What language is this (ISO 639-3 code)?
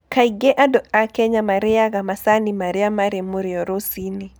kik